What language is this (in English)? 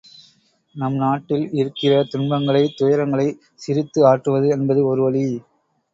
Tamil